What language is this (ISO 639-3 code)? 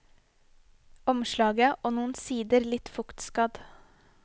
nor